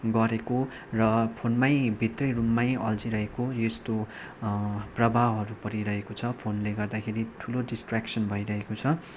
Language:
Nepali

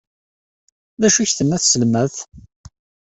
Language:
Kabyle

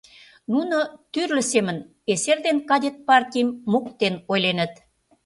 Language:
Mari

